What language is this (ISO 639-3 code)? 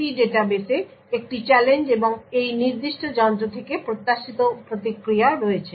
ben